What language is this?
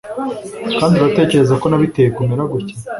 Kinyarwanda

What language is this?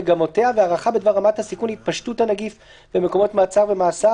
Hebrew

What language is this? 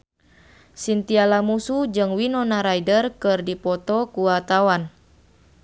Sundanese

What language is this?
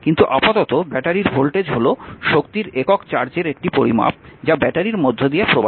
Bangla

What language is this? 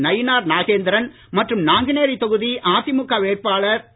Tamil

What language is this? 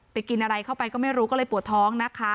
Thai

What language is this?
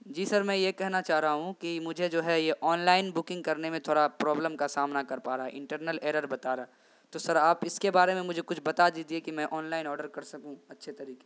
Urdu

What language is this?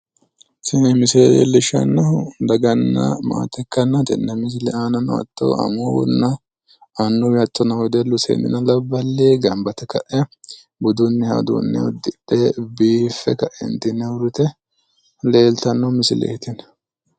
Sidamo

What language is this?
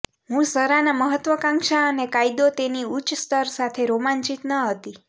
Gujarati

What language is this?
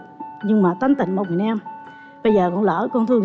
Vietnamese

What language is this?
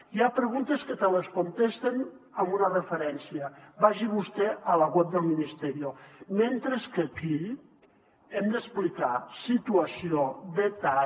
Catalan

